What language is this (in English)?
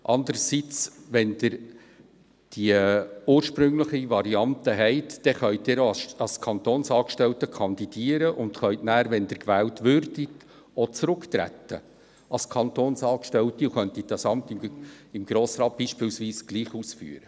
Swiss German